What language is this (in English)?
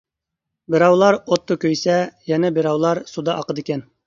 Uyghur